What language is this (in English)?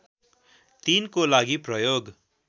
Nepali